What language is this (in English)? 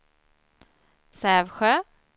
Swedish